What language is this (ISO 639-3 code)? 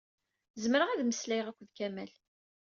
kab